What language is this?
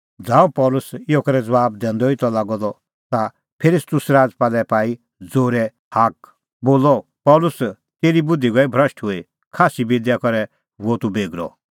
Kullu Pahari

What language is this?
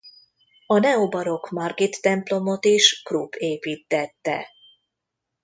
Hungarian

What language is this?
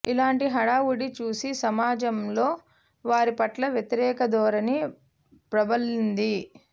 Telugu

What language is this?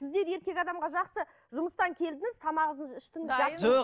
Kazakh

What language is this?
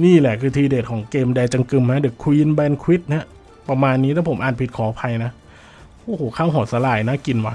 Thai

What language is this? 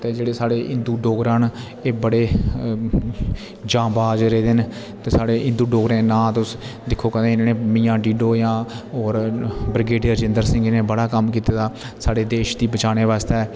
Dogri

